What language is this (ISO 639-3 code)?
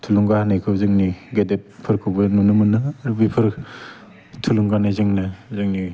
brx